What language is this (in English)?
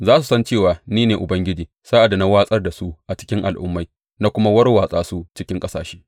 Hausa